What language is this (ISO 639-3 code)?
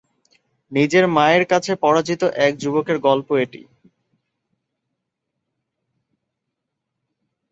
ben